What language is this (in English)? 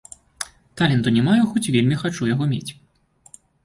Belarusian